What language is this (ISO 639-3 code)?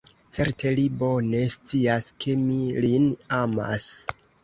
epo